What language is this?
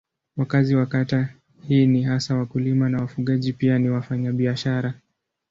Swahili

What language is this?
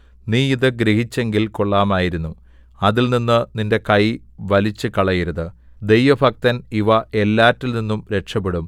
Malayalam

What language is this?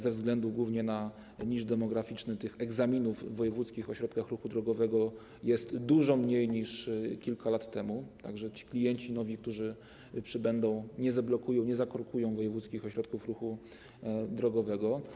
Polish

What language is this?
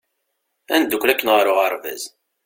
Kabyle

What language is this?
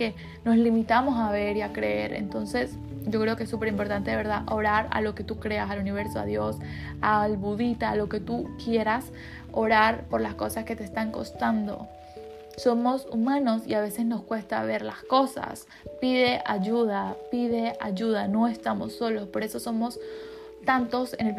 Spanish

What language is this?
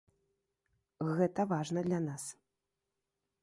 Belarusian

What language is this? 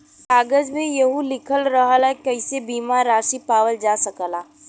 Bhojpuri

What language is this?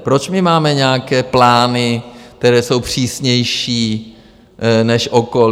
Czech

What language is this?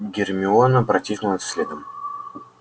Russian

